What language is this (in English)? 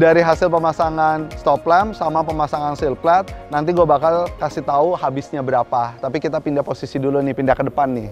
Indonesian